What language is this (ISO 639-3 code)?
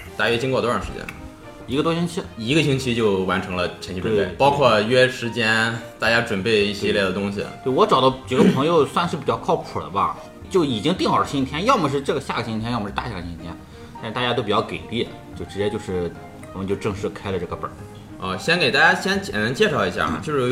zho